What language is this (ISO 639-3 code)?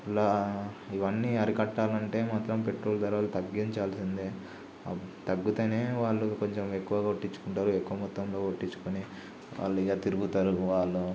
tel